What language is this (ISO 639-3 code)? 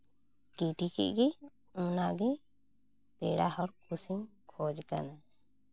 sat